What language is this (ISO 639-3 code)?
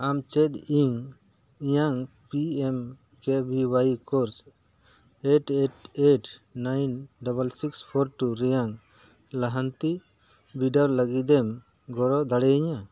sat